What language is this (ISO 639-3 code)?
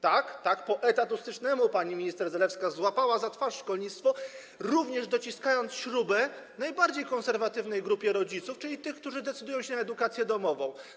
pol